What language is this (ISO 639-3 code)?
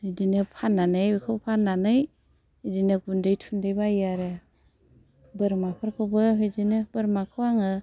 brx